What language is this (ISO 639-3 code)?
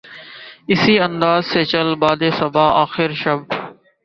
urd